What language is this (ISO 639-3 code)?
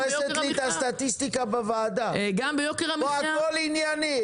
heb